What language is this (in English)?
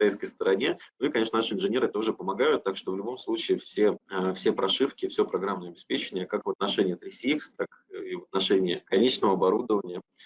Russian